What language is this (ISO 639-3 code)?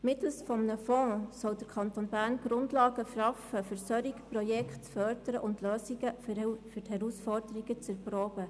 gsw